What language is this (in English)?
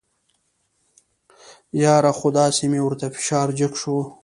Pashto